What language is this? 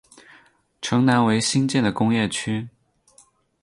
Chinese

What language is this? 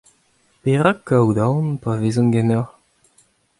Breton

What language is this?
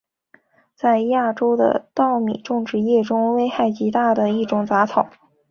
Chinese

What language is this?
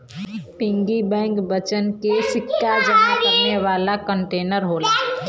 Bhojpuri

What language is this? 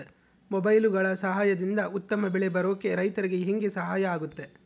Kannada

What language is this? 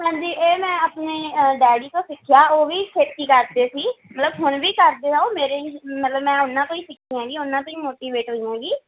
Punjabi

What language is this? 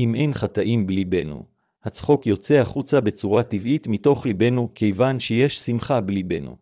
Hebrew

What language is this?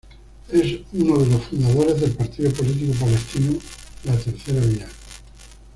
Spanish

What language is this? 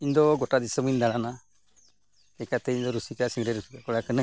Santali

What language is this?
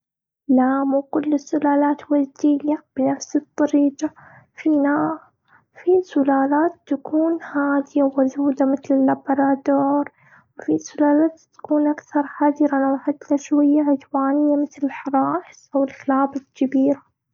Gulf Arabic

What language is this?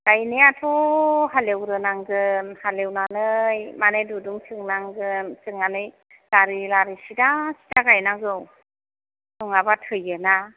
Bodo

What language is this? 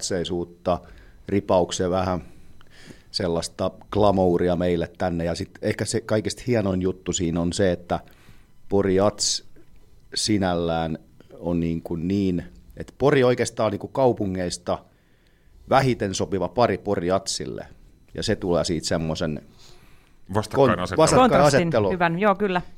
Finnish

